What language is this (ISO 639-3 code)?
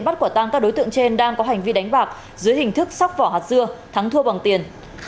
vie